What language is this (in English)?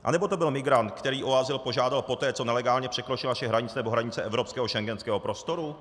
Czech